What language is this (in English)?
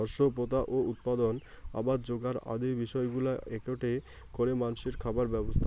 Bangla